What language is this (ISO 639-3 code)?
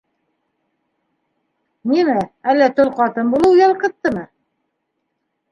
bak